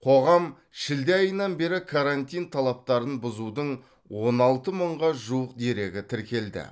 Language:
Kazakh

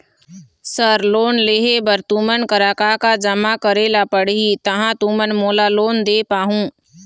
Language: Chhattisgarhi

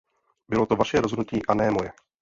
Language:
Czech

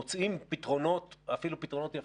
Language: Hebrew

